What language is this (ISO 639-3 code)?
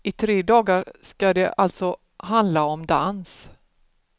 swe